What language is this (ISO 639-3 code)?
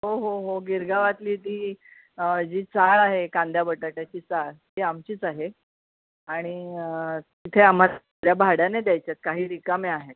mar